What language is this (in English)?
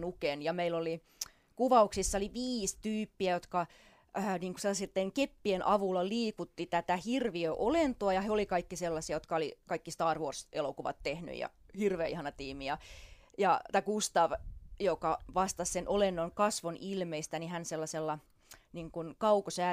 Finnish